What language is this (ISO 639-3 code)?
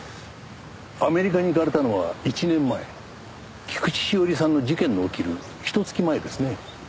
jpn